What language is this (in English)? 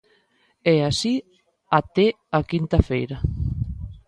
Galician